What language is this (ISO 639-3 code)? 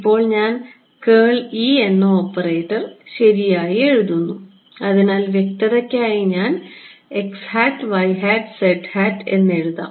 mal